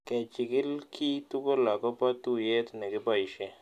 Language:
Kalenjin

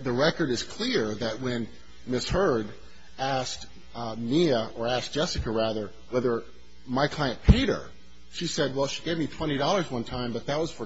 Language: English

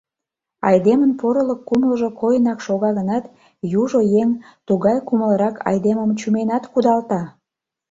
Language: Mari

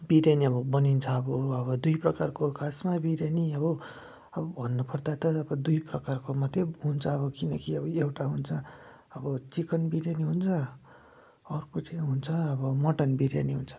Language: Nepali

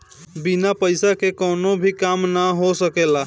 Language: Bhojpuri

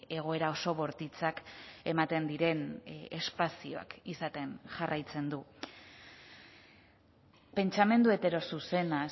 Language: Basque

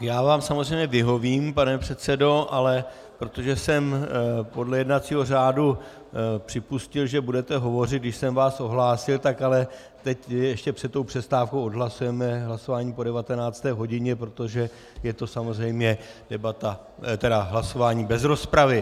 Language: Czech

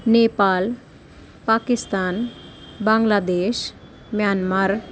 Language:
Sanskrit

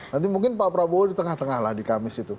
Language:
Indonesian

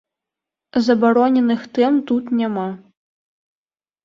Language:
Belarusian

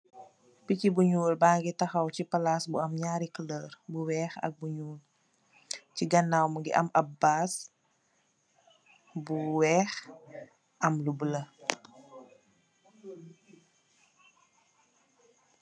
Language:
Wolof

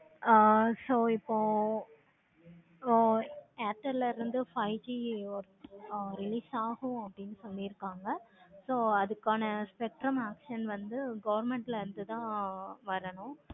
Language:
Tamil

